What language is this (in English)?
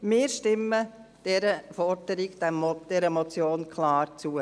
Swiss German